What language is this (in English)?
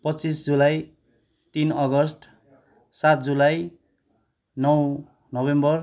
Nepali